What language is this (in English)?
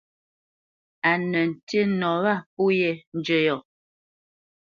Bamenyam